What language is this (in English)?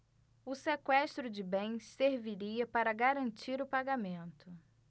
Portuguese